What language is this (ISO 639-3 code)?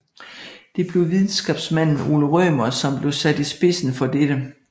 dan